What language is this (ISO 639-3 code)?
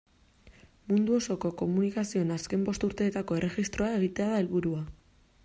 eus